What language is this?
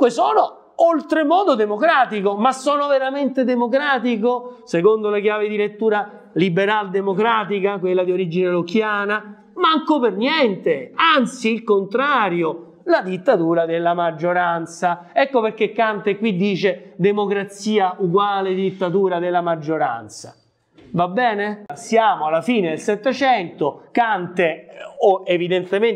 Italian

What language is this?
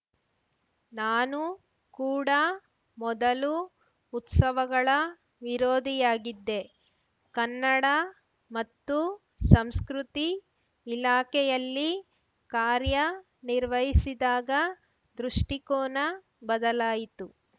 Kannada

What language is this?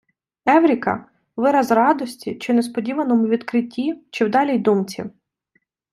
Ukrainian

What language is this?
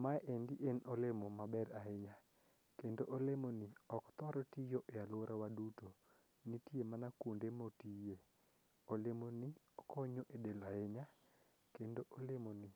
Luo (Kenya and Tanzania)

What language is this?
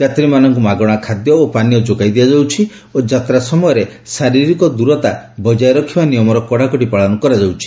Odia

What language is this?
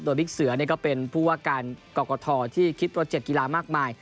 Thai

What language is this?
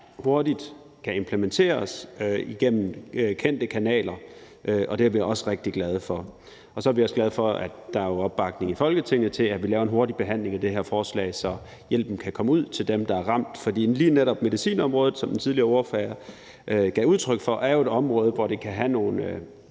Danish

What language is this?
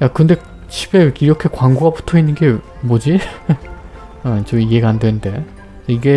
Korean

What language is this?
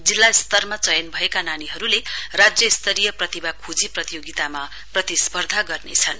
Nepali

